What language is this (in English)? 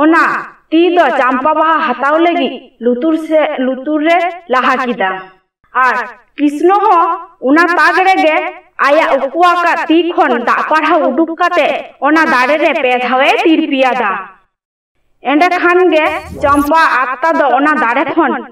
Indonesian